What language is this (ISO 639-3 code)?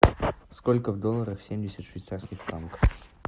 rus